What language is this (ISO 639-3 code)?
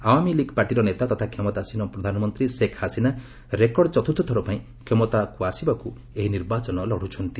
ori